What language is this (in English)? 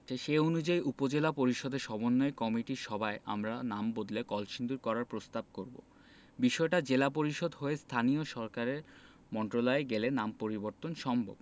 Bangla